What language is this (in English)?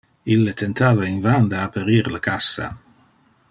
Interlingua